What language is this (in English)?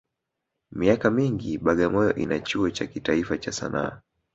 Swahili